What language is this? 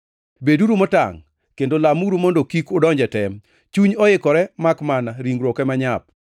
Luo (Kenya and Tanzania)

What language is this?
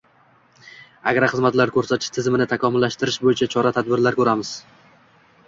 Uzbek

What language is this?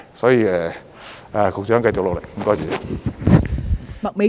Cantonese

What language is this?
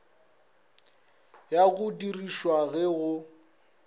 Northern Sotho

